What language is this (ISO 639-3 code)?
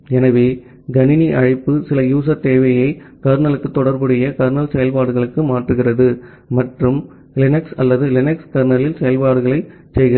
tam